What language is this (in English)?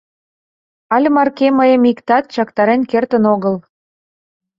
Mari